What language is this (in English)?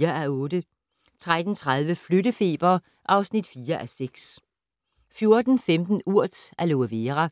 Danish